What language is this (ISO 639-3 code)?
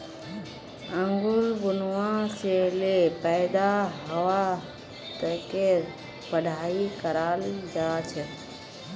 mag